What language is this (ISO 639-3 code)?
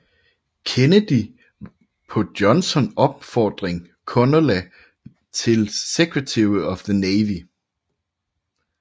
dan